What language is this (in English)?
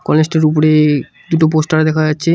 Bangla